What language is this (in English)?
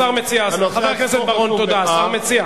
Hebrew